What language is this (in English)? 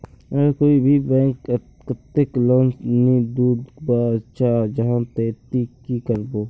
Magahi